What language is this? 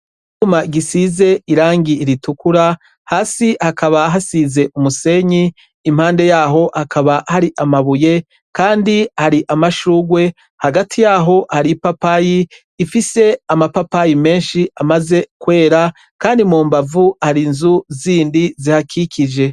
Rundi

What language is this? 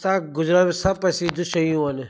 Sindhi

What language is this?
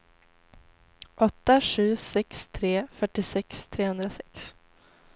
Swedish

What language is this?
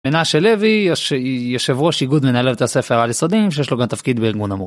Hebrew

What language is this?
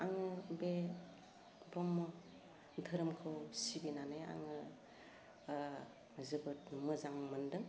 Bodo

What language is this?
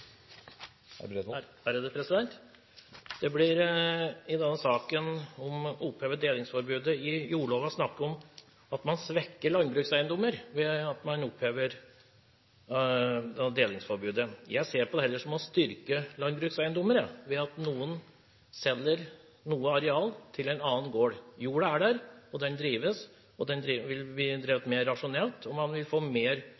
Norwegian Bokmål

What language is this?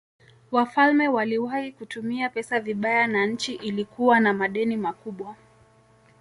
Swahili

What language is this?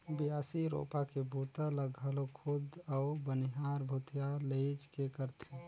Chhattisgarhi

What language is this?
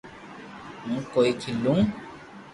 Loarki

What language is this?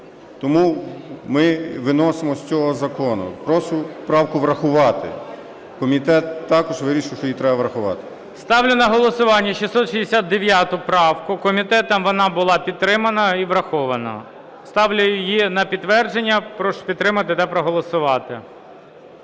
Ukrainian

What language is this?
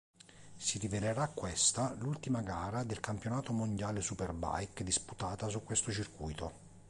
Italian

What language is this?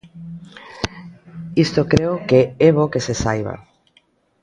Galician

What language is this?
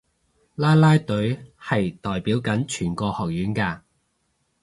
Cantonese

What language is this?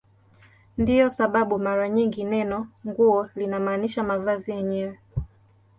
Swahili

